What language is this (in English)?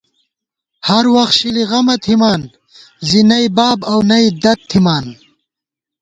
Gawar-Bati